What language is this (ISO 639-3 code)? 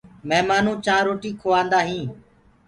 ggg